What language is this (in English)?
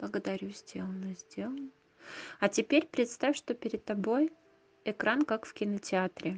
Russian